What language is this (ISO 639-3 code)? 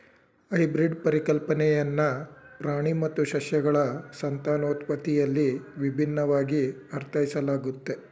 kan